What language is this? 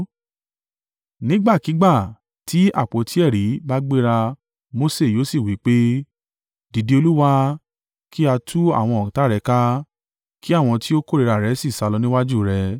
Yoruba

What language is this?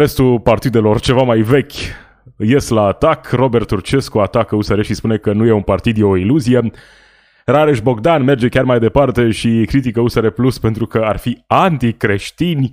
Romanian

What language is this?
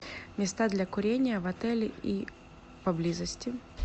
Russian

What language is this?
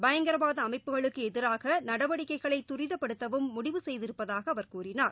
Tamil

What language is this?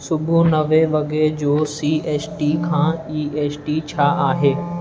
Sindhi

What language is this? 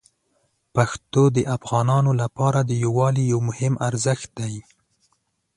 Pashto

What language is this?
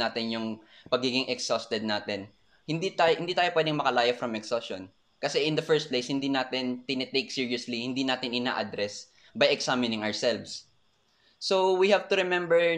Filipino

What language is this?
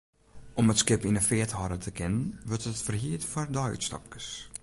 Western Frisian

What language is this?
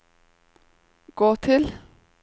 Norwegian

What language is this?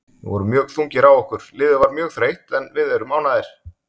Icelandic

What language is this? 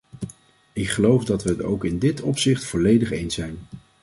Dutch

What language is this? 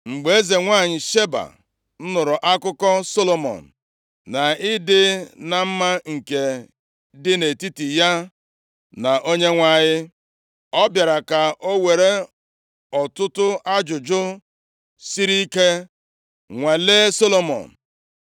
Igbo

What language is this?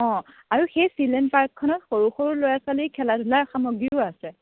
Assamese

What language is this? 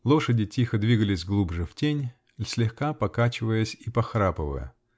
Russian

